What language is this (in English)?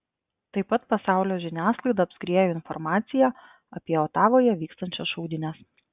Lithuanian